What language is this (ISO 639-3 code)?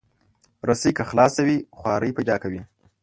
pus